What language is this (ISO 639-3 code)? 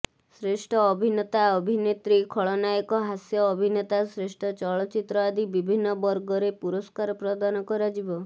ori